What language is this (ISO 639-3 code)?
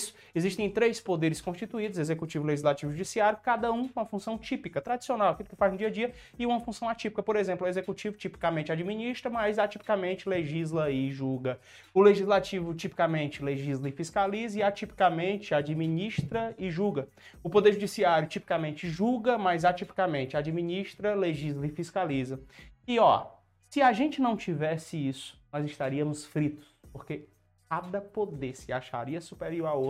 por